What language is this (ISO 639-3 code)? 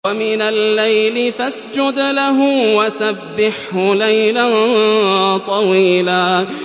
ara